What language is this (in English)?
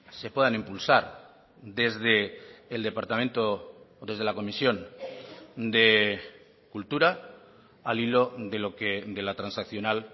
Spanish